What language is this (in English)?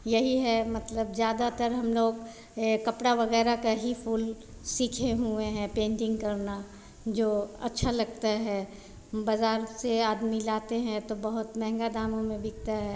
Hindi